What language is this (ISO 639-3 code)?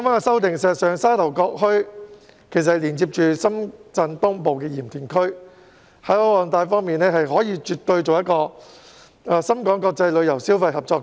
yue